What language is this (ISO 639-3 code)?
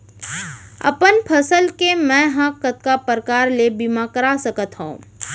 hne